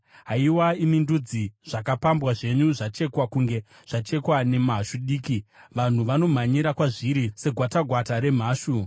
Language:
Shona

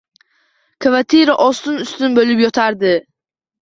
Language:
Uzbek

